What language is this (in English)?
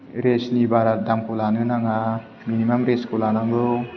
Bodo